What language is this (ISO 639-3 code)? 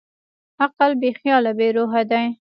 pus